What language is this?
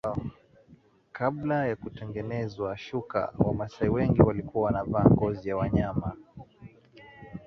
Swahili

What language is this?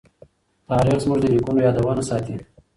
Pashto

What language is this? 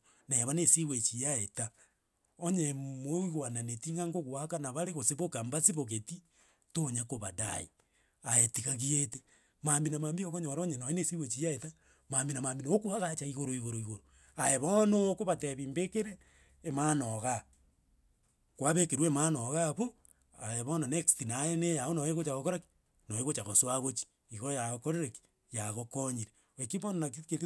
Gusii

